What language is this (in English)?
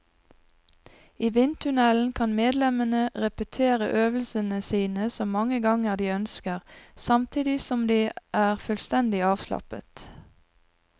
Norwegian